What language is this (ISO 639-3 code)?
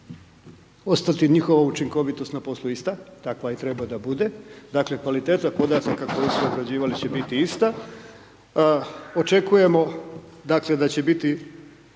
hrv